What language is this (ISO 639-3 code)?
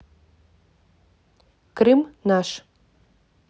rus